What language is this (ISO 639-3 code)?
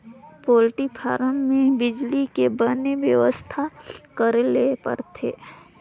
hne